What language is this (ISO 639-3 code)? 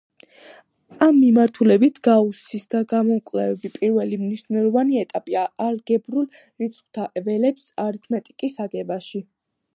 kat